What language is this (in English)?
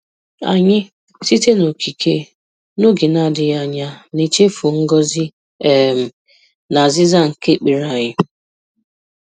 Igbo